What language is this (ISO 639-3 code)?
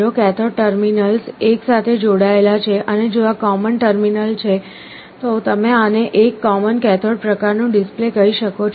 guj